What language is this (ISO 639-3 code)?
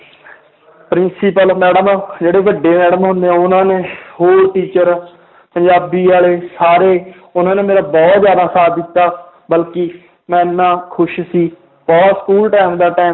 pan